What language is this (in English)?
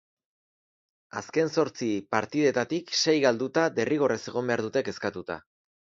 Basque